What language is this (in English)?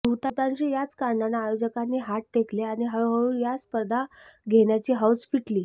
Marathi